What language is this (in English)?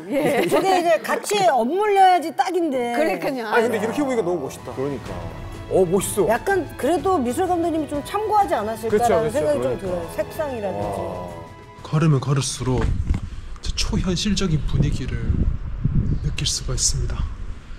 Korean